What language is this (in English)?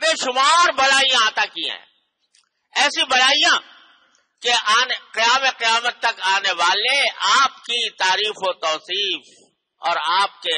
Hindi